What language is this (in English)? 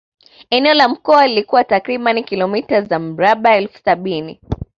Swahili